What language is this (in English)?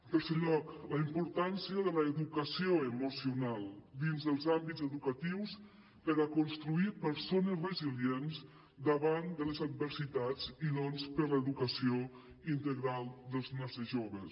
Catalan